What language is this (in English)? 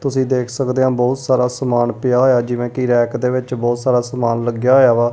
Punjabi